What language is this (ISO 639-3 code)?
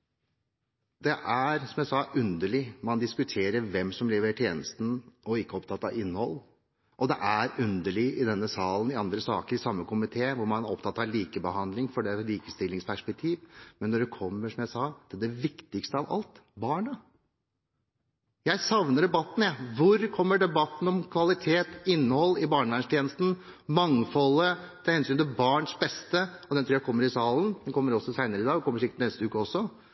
nob